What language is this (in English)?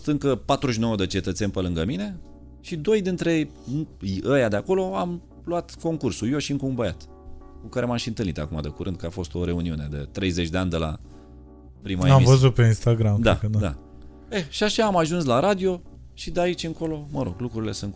Romanian